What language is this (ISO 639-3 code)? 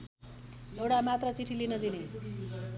nep